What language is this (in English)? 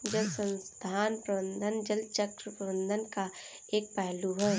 Hindi